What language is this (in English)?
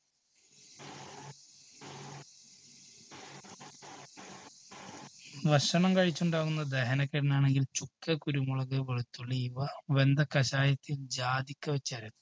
Malayalam